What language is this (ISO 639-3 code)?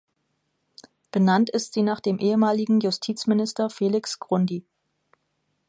deu